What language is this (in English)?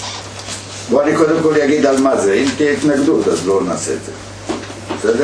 Hebrew